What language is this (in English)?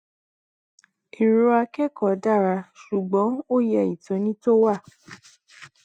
Yoruba